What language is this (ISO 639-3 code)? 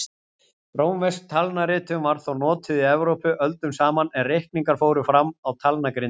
isl